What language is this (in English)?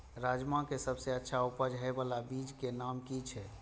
Maithili